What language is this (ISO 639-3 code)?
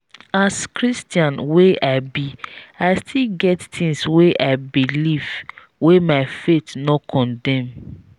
pcm